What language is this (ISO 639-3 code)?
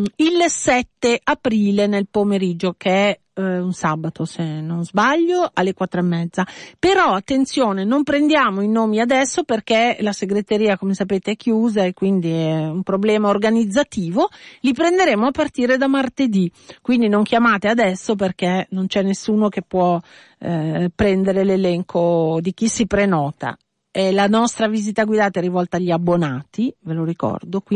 ita